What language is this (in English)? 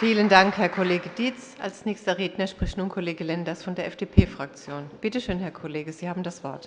German